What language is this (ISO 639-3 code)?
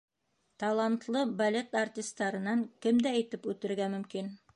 bak